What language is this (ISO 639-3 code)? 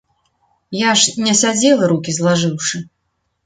bel